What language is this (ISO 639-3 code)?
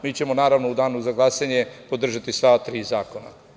srp